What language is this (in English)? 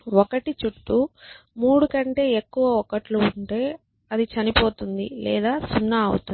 Telugu